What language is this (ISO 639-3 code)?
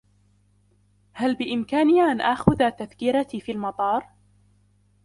ara